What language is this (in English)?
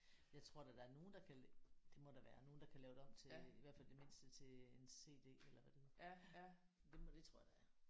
Danish